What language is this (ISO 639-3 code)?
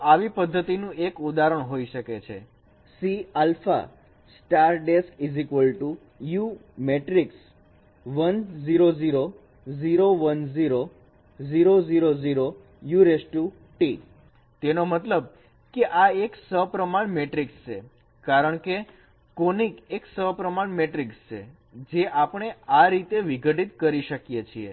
guj